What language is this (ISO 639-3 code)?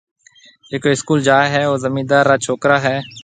mve